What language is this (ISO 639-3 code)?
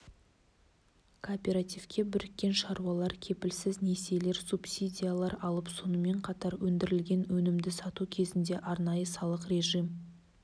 kaz